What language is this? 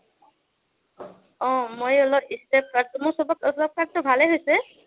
Assamese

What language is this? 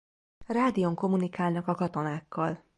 Hungarian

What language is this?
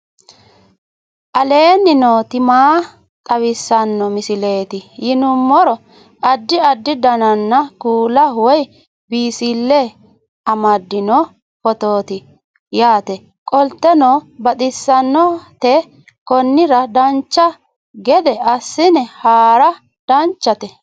Sidamo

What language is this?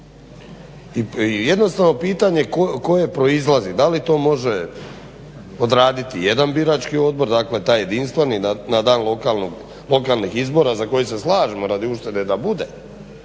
Croatian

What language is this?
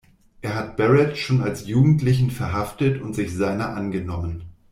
German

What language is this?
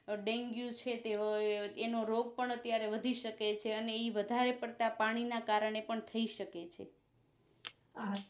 Gujarati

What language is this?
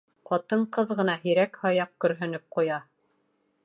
Bashkir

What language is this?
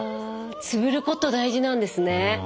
Japanese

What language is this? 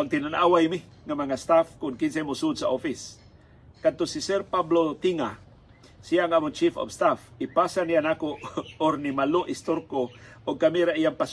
Filipino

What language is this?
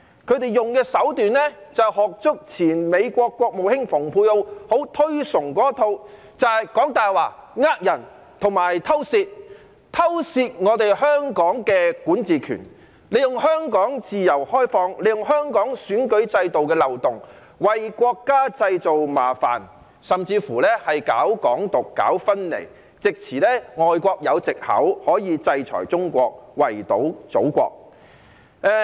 Cantonese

